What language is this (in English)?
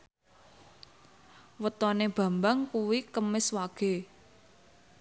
Javanese